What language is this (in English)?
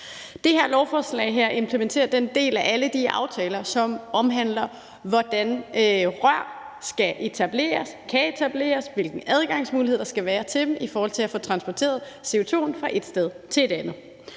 Danish